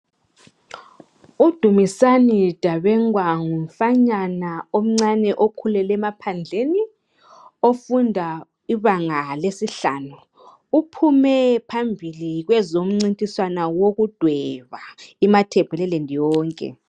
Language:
North Ndebele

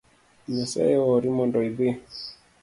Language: Luo (Kenya and Tanzania)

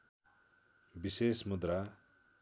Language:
Nepali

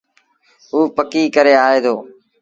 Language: Sindhi Bhil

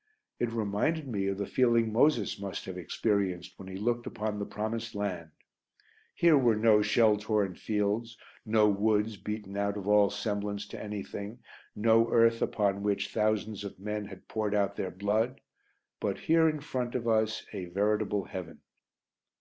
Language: English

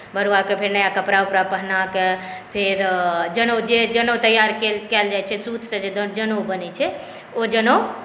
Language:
Maithili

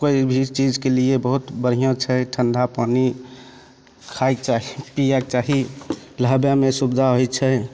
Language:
Maithili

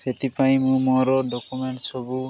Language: Odia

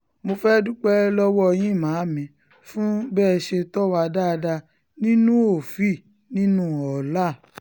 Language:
Yoruba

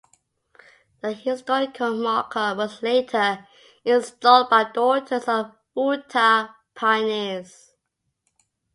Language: English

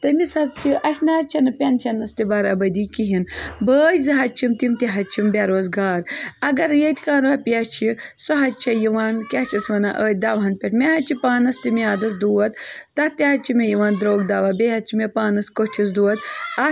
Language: Kashmiri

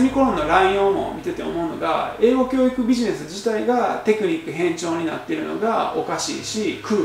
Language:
Japanese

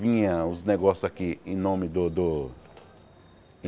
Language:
Portuguese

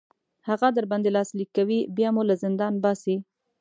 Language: Pashto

